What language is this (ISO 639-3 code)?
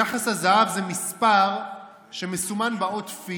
heb